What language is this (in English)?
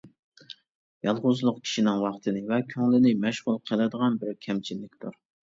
Uyghur